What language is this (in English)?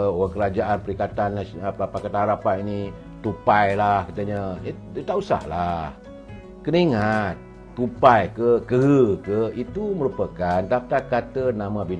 Malay